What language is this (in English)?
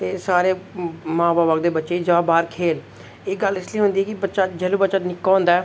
Dogri